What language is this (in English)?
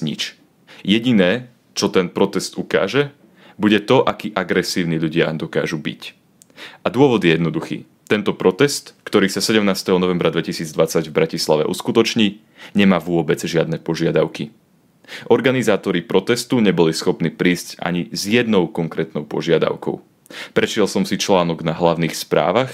Slovak